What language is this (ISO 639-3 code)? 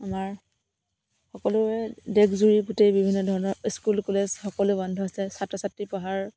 asm